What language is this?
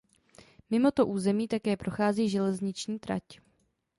Czech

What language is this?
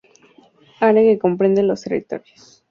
Spanish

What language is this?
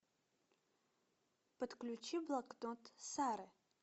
Russian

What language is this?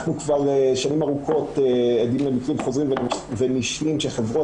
Hebrew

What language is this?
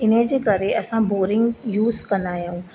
Sindhi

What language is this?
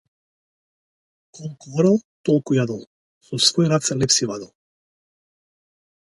Macedonian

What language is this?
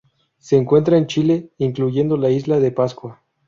Spanish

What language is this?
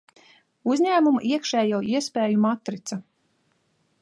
Latvian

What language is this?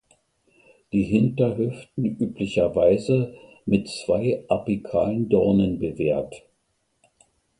German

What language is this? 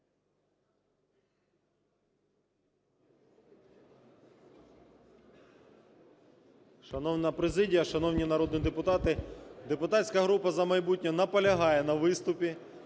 Ukrainian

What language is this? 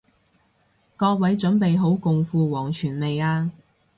Cantonese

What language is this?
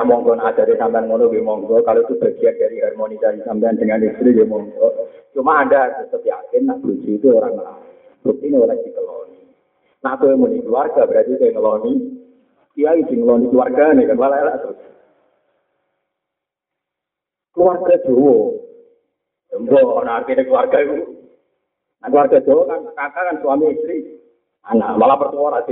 Malay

